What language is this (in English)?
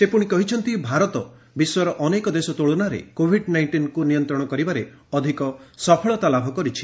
Odia